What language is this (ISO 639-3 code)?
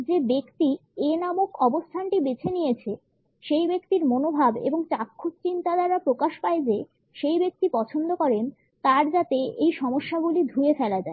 ben